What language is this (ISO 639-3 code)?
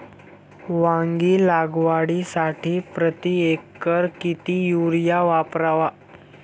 mar